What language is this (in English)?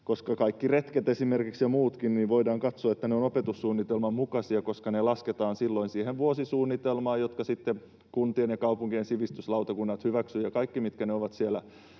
Finnish